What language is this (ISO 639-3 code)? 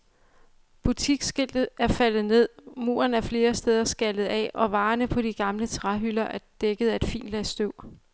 dan